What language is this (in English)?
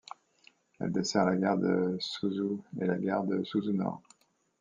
French